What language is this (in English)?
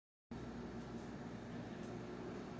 Persian